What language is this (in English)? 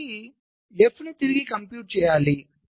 Telugu